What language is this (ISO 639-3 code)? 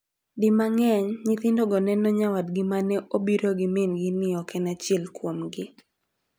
luo